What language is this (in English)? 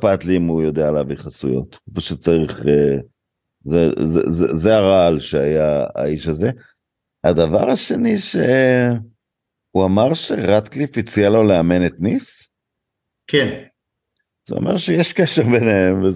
Hebrew